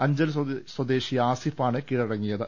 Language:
Malayalam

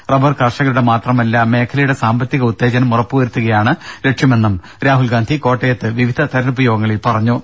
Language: Malayalam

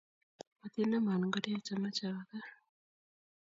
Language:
Kalenjin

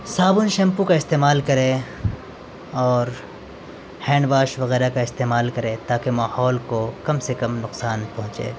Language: Urdu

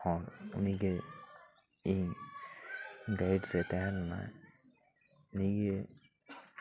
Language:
Santali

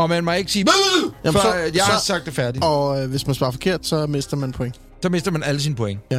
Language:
Danish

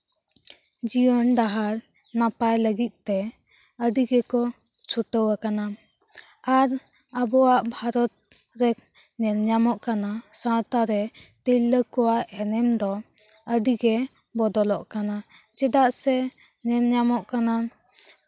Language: Santali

